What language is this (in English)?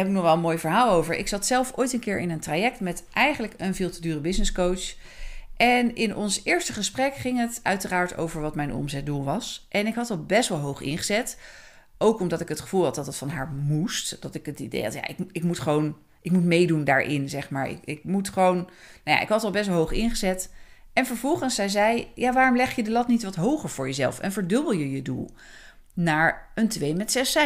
Dutch